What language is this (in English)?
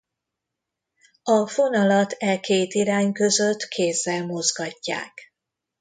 Hungarian